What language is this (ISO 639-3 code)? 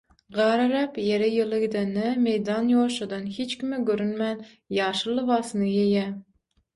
tuk